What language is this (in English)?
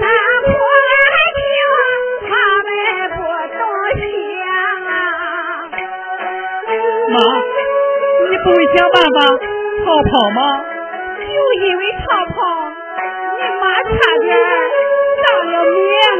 Chinese